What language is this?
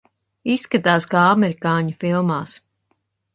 Latvian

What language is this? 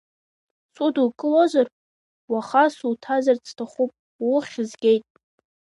Abkhazian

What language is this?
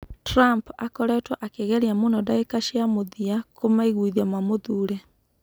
Kikuyu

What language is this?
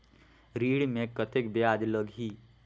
Chhattisgarhi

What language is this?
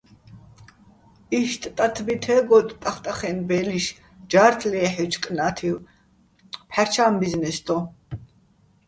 Bats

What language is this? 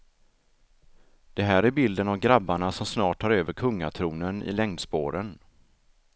Swedish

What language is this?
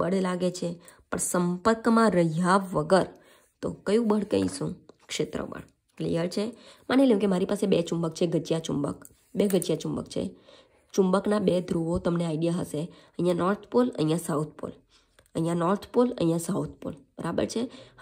Hindi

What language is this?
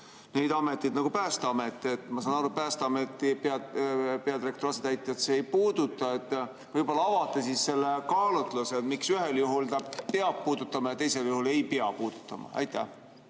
Estonian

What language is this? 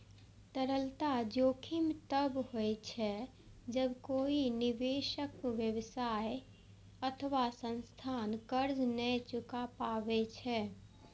Maithili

